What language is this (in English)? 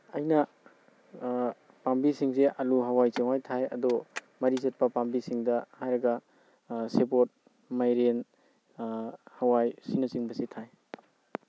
Manipuri